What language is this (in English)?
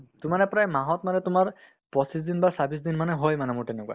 Assamese